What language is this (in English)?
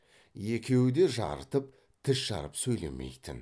Kazakh